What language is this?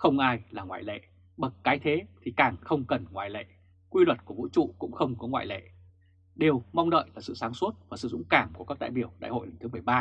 Vietnamese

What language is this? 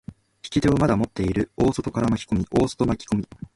Japanese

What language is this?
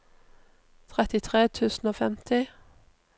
Norwegian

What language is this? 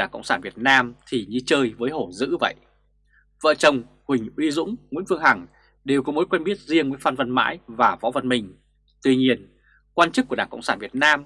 Vietnamese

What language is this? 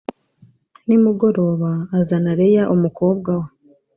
Kinyarwanda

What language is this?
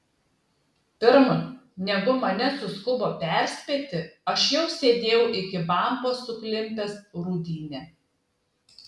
Lithuanian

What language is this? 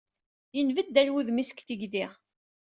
Kabyle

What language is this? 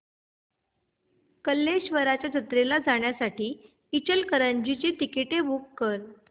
Marathi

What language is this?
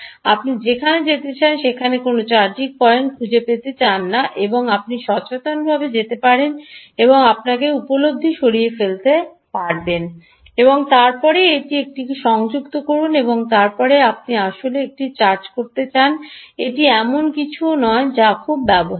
Bangla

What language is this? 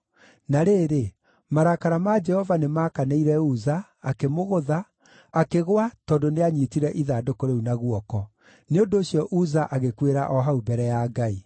Kikuyu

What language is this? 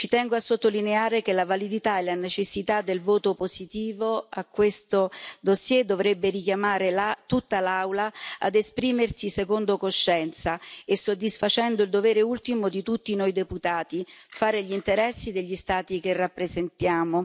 Italian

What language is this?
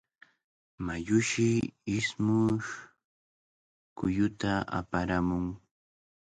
Cajatambo North Lima Quechua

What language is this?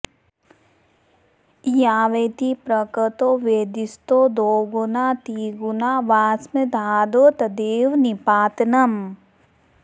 Sanskrit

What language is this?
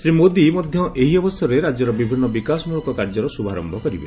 Odia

